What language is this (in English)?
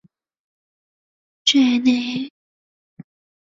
Chinese